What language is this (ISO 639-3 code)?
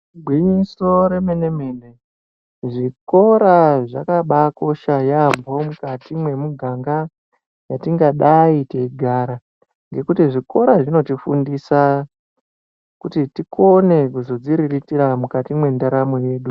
ndc